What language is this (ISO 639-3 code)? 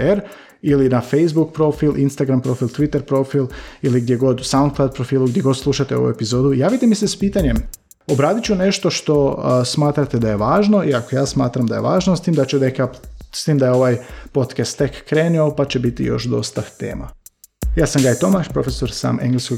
hrv